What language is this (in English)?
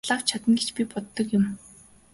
Mongolian